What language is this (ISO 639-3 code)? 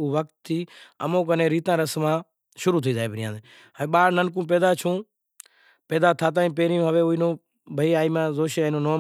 gjk